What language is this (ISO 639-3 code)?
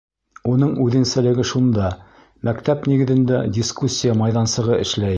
bak